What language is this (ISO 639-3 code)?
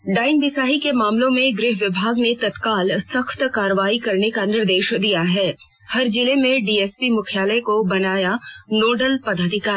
hin